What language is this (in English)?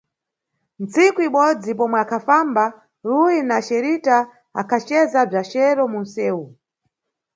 Nyungwe